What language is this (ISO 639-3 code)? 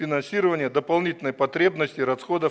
rus